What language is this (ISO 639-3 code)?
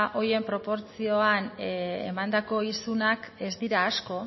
eus